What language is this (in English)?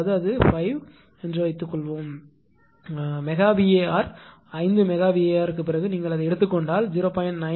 Tamil